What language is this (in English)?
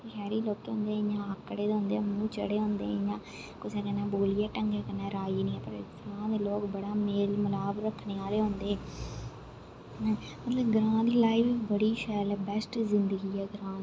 Dogri